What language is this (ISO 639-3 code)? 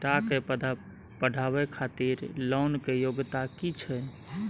mai